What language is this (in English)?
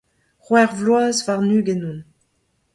Breton